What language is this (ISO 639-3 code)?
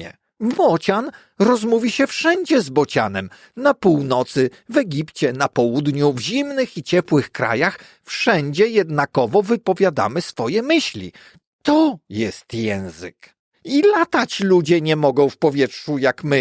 pol